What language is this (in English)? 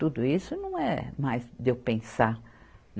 Portuguese